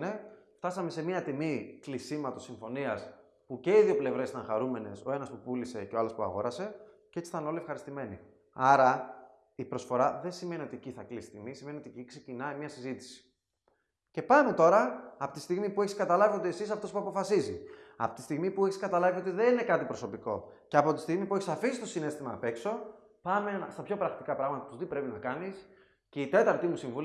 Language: Greek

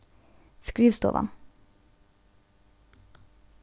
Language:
Faroese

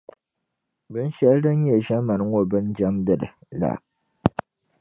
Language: Dagbani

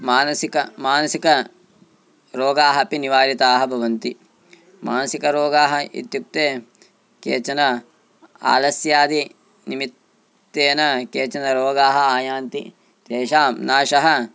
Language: Sanskrit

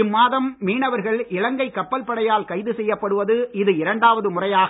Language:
Tamil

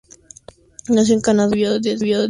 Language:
Spanish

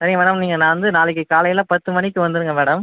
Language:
Tamil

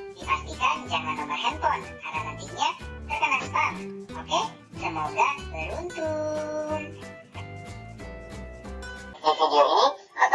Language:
Indonesian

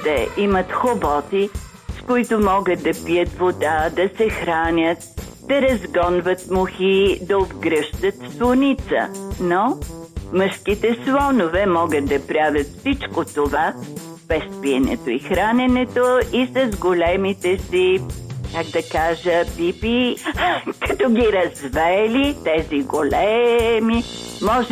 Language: Bulgarian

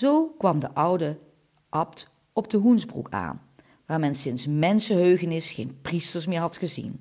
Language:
Dutch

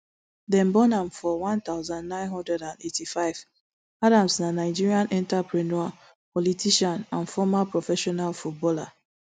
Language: Nigerian Pidgin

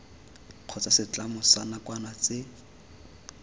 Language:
Tswana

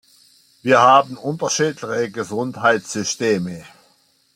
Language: German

